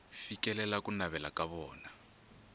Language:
Tsonga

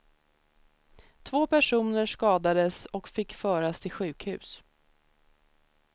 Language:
Swedish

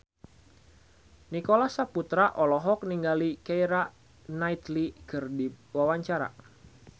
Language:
Sundanese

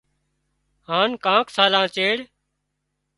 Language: Wadiyara Koli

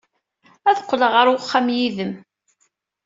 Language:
Kabyle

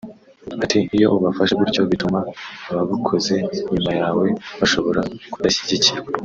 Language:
Kinyarwanda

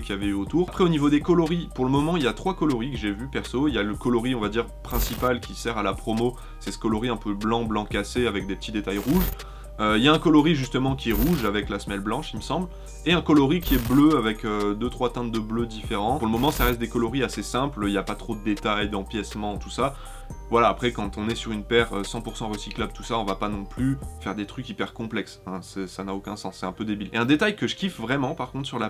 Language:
French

